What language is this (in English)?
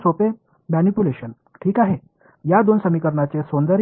Tamil